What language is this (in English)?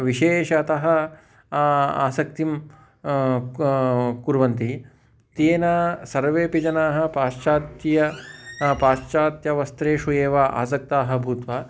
Sanskrit